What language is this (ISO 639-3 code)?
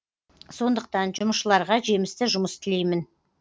kaz